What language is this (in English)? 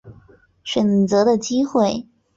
Chinese